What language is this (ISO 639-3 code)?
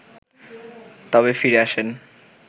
ben